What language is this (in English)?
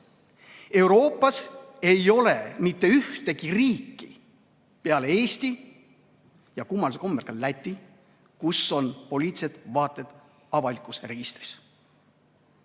Estonian